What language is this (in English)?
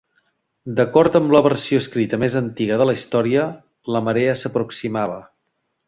Catalan